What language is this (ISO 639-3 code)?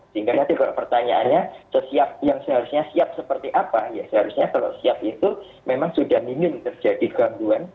ind